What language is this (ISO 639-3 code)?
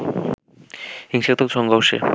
ben